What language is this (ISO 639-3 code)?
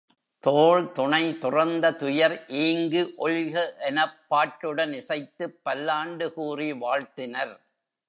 tam